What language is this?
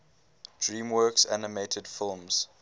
English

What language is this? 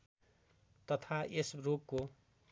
Nepali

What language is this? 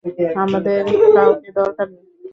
Bangla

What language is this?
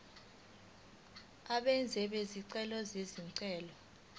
Zulu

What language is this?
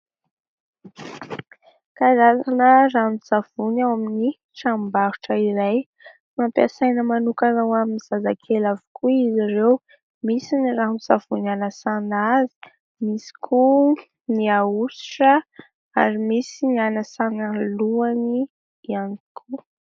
Malagasy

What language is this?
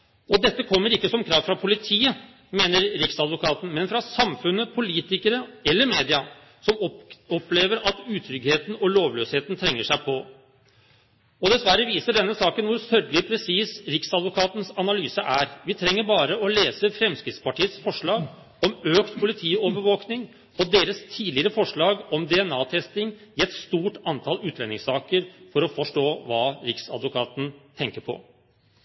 Norwegian Bokmål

